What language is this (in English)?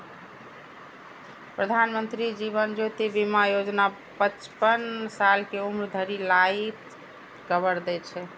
Maithili